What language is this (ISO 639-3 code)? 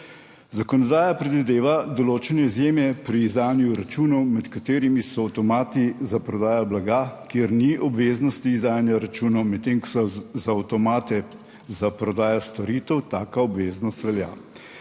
slv